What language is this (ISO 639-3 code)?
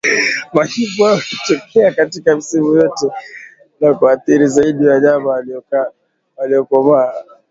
swa